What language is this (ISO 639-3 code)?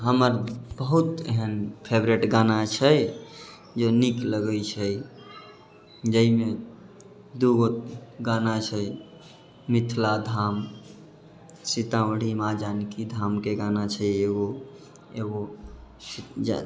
mai